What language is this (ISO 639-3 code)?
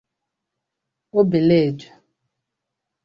ibo